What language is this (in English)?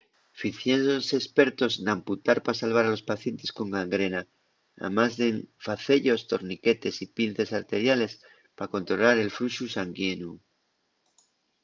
Asturian